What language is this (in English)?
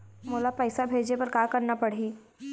Chhattisgarhi